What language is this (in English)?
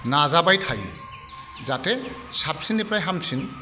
Bodo